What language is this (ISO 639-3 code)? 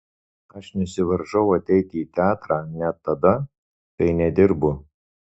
lit